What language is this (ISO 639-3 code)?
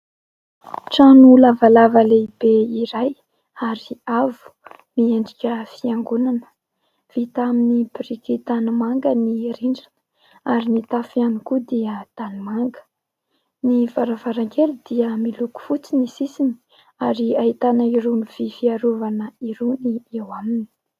mlg